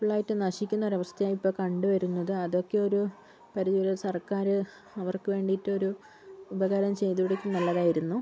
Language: Malayalam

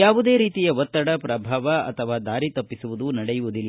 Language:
Kannada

